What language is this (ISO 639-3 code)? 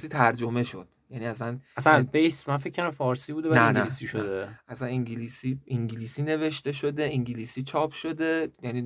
fas